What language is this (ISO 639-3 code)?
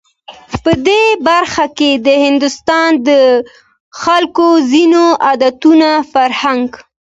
pus